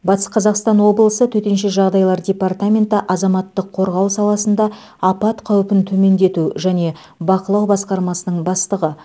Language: Kazakh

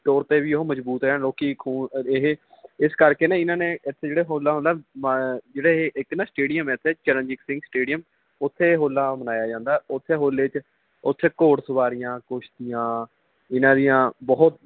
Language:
Punjabi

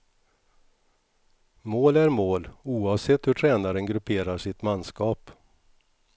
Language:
Swedish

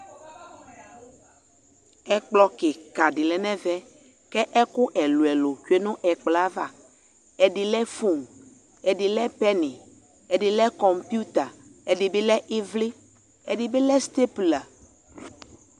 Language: Ikposo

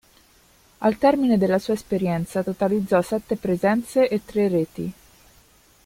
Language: Italian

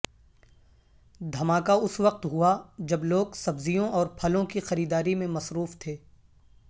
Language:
Urdu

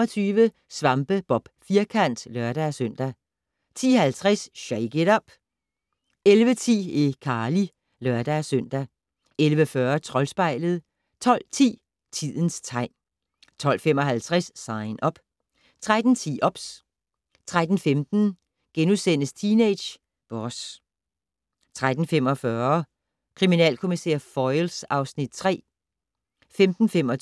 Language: Danish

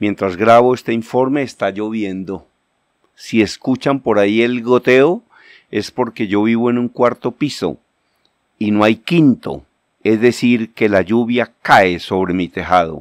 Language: Spanish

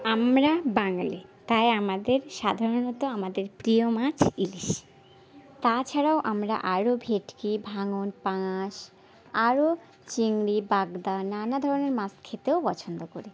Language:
Bangla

